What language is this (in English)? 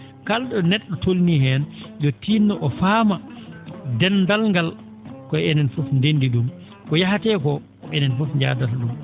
Fula